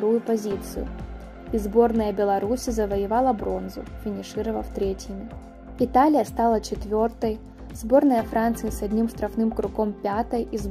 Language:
Russian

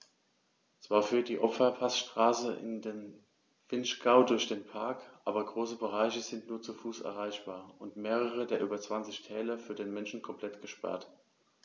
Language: German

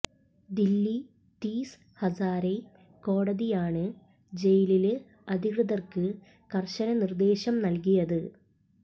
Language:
Malayalam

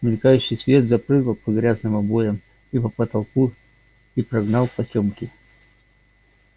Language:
Russian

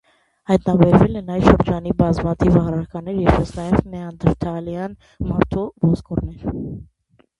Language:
Armenian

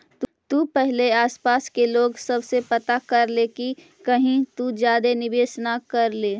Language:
Magahi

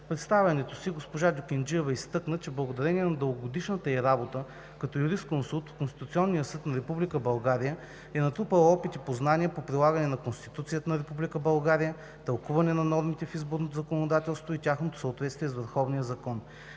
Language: Bulgarian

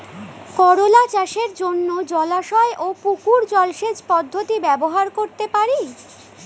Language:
Bangla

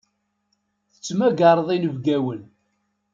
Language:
Kabyle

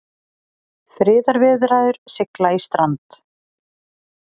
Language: Icelandic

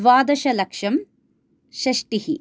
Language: Sanskrit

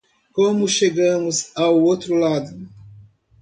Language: Portuguese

